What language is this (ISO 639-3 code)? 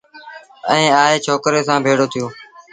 sbn